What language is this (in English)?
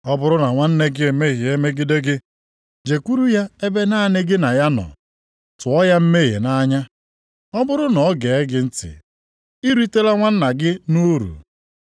Igbo